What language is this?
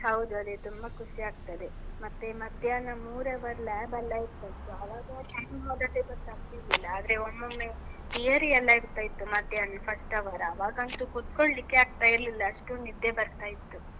Kannada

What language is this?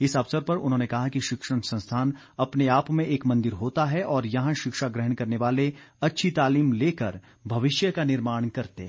Hindi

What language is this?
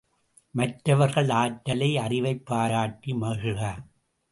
Tamil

